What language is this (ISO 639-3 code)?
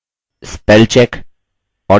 hin